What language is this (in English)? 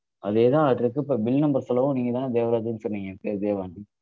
Tamil